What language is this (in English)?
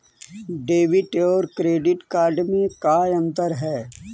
Magahi